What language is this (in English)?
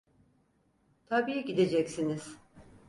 Turkish